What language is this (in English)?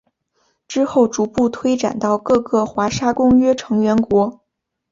Chinese